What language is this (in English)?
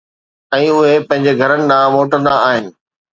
Sindhi